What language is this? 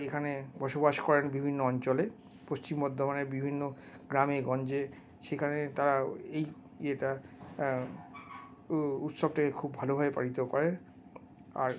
Bangla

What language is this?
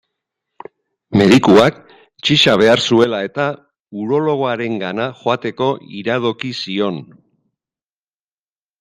Basque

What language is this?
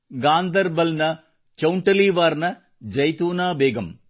Kannada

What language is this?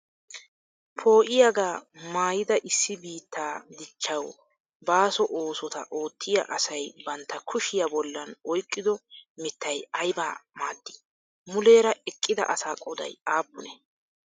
Wolaytta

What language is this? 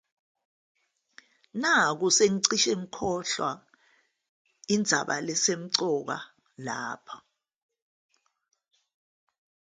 Zulu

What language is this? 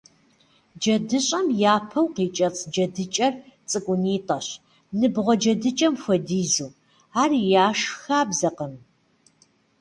Kabardian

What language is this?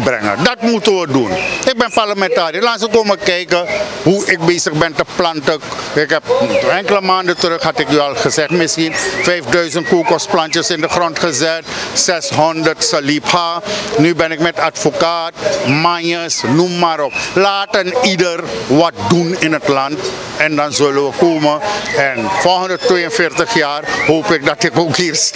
Dutch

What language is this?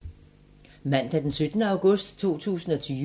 Danish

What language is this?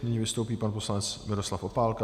Czech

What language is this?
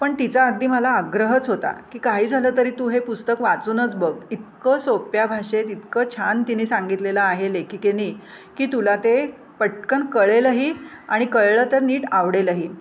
Marathi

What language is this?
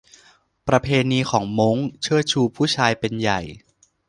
Thai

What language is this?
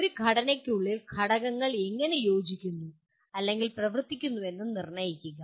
Malayalam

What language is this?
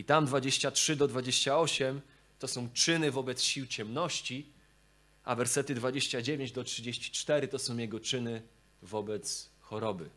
Polish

